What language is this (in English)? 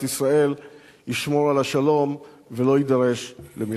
Hebrew